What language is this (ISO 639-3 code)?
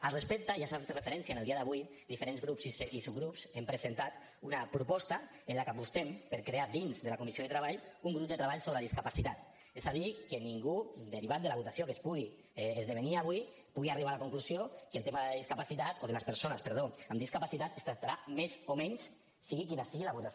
cat